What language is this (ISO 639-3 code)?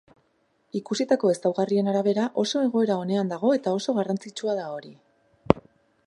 eus